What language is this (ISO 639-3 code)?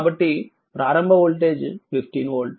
tel